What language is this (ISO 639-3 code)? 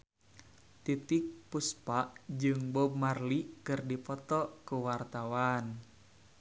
sun